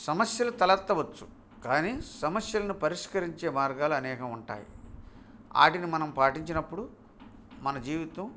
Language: Telugu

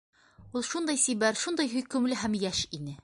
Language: Bashkir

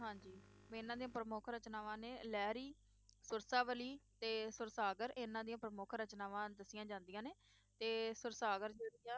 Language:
Punjabi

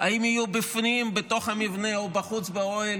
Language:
Hebrew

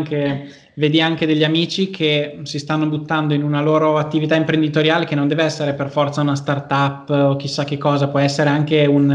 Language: Italian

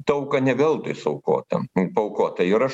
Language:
Lithuanian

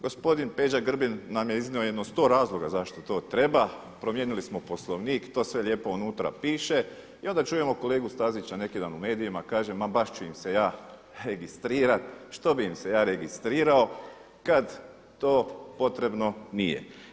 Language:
Croatian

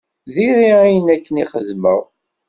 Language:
Kabyle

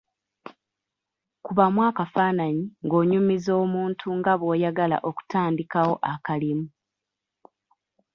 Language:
Ganda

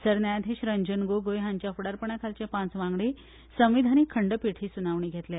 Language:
Konkani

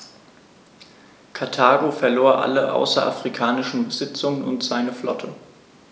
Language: German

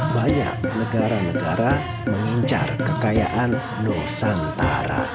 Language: Indonesian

